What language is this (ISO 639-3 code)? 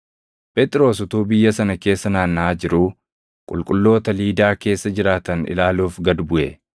orm